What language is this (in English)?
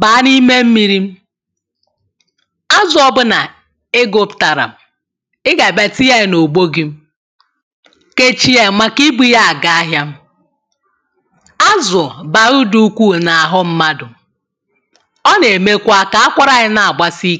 Igbo